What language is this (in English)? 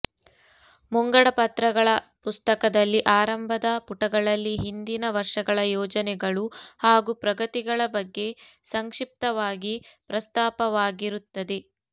Kannada